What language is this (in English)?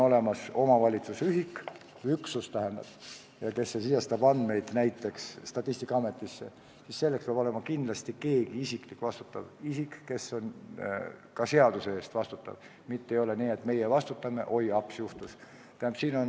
Estonian